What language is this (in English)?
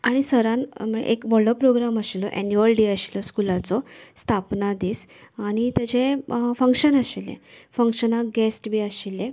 Konkani